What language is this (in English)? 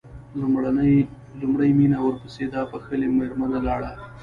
Pashto